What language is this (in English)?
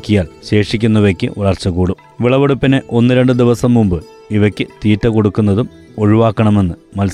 Malayalam